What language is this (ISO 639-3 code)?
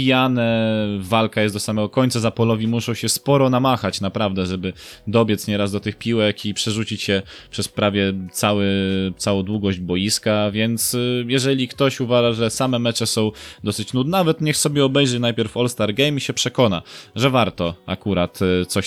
pol